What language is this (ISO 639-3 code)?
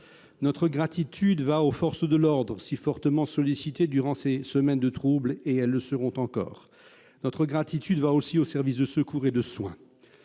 fra